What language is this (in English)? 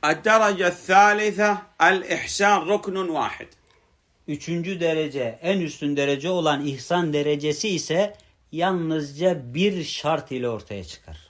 Turkish